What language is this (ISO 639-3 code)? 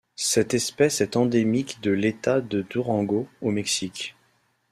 fra